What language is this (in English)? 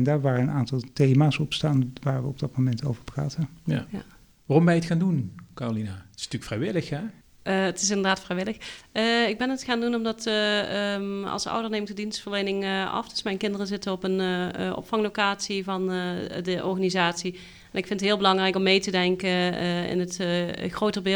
Dutch